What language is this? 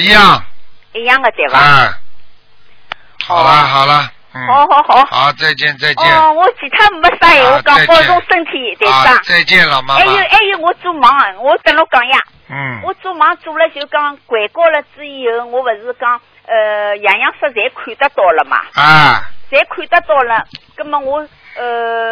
Chinese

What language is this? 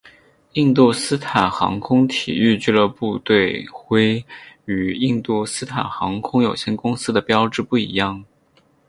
Chinese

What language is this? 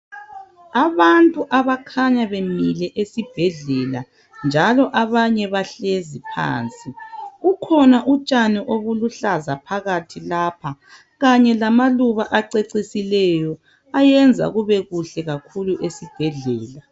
North Ndebele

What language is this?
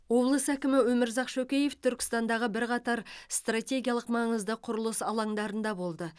Kazakh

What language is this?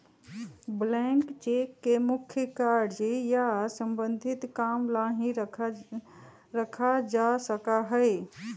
Magahi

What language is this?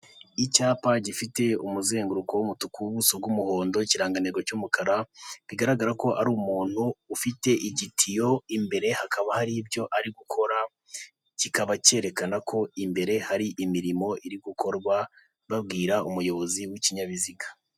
Kinyarwanda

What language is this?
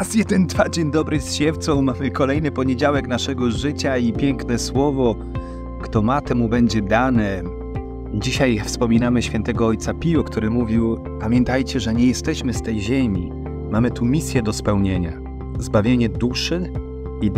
Polish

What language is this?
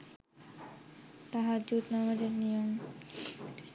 Bangla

